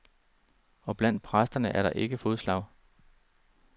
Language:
Danish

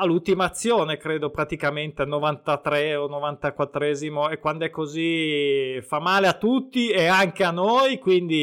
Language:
Italian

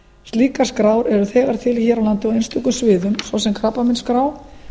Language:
Icelandic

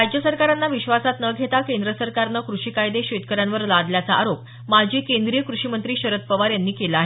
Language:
Marathi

